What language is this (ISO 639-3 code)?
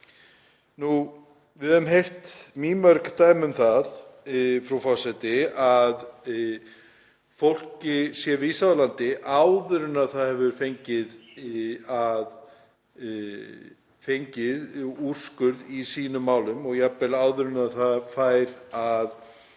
isl